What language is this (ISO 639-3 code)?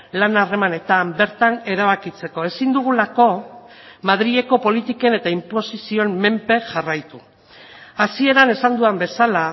eus